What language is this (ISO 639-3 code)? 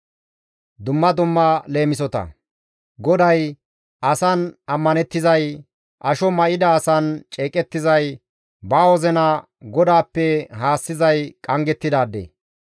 gmv